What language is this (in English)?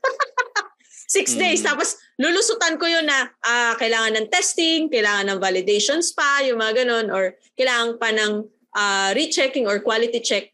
Filipino